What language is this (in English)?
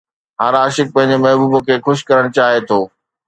Sindhi